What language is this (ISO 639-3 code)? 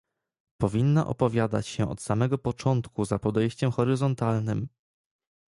pol